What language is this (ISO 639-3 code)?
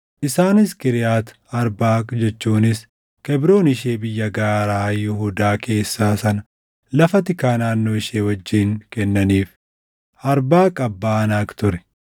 orm